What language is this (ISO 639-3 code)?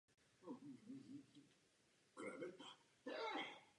ces